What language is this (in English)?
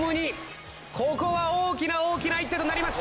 Japanese